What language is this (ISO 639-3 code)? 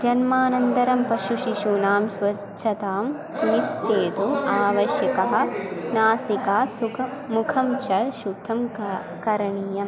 san